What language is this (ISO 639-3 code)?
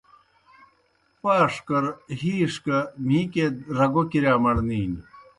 plk